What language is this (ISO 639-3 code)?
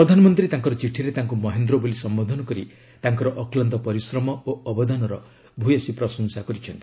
ori